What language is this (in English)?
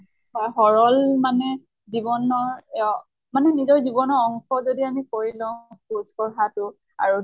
Assamese